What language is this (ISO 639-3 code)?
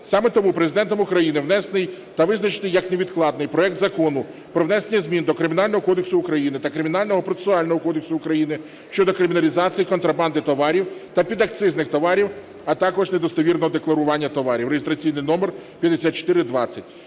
ukr